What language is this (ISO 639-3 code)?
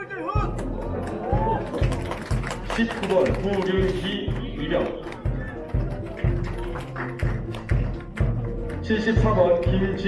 kor